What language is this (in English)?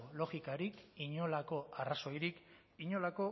Basque